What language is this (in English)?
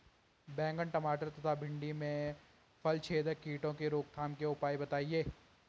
Hindi